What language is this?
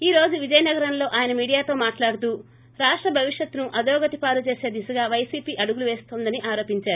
Telugu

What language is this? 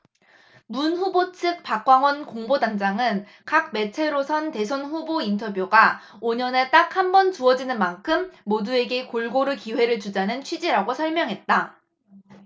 Korean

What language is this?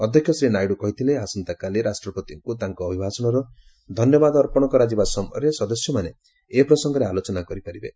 Odia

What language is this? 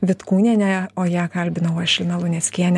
Lithuanian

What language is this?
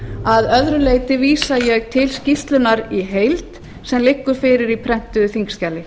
Icelandic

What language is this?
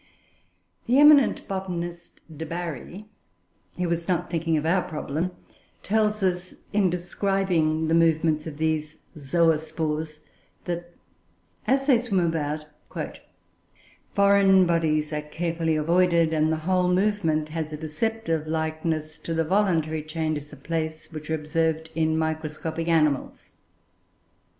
English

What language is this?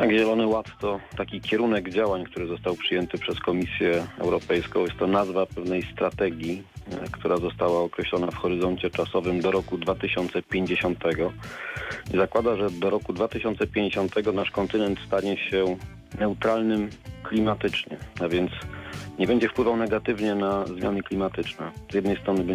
Polish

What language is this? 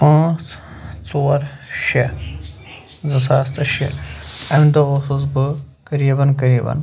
Kashmiri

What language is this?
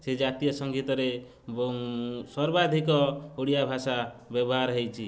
Odia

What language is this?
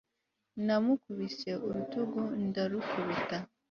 Kinyarwanda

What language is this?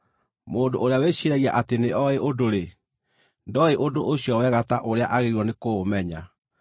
Kikuyu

